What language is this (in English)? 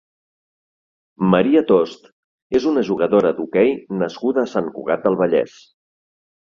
Catalan